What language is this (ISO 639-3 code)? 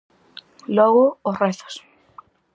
glg